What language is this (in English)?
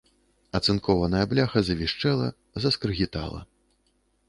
Belarusian